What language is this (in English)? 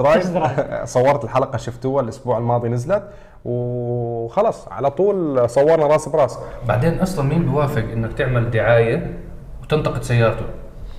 Arabic